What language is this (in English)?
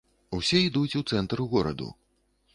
Belarusian